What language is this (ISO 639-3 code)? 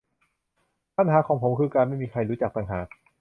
tha